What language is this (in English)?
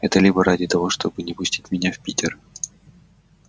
Russian